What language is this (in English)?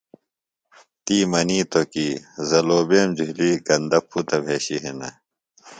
Phalura